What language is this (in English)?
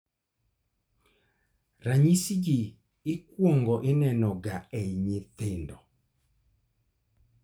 Luo (Kenya and Tanzania)